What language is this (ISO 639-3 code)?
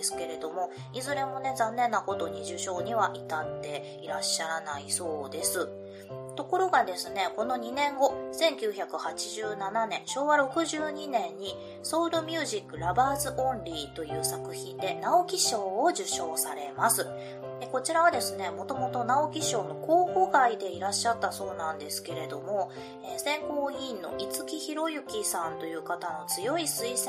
jpn